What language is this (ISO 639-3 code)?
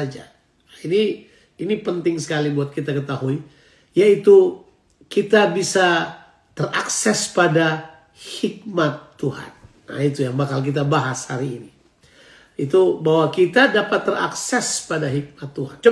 ind